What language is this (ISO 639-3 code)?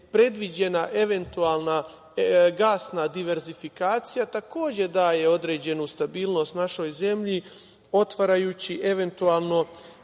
srp